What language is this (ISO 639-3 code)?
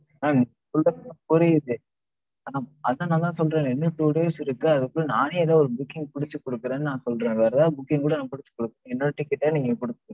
tam